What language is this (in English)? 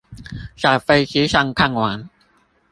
Chinese